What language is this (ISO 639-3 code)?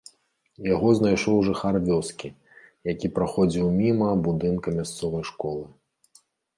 bel